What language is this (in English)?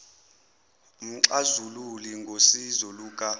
Zulu